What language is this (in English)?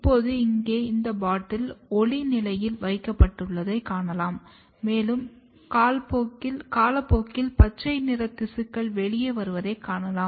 Tamil